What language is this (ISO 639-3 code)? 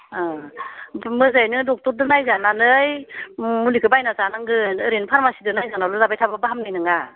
brx